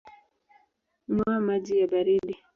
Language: Swahili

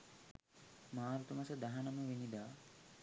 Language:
Sinhala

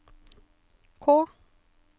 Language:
Norwegian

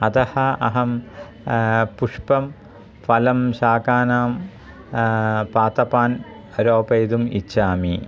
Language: Sanskrit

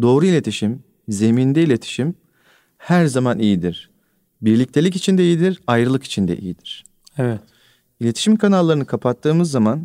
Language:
Turkish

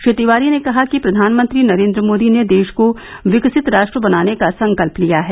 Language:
Hindi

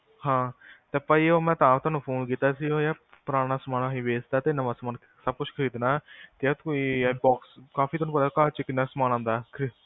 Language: Punjabi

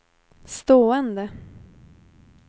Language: Swedish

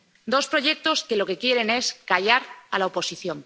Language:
Spanish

